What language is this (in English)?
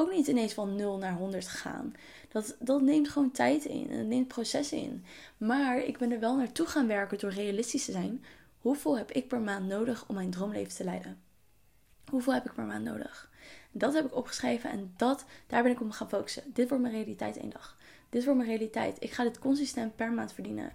Dutch